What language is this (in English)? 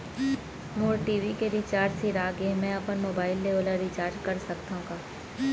Chhattisgarhi